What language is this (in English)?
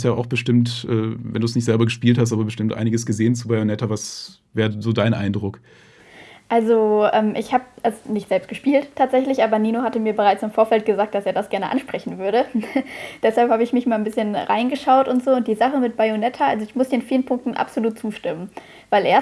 German